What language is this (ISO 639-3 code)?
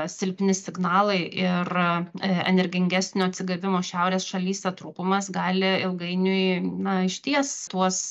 lit